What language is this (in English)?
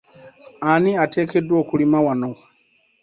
Ganda